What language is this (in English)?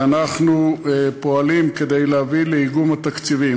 Hebrew